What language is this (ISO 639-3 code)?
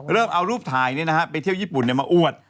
tha